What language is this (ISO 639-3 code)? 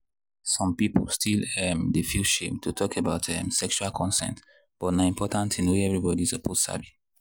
pcm